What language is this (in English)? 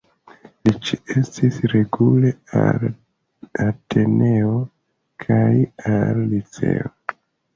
Esperanto